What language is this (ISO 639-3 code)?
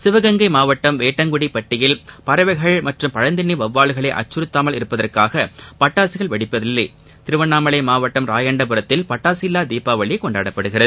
tam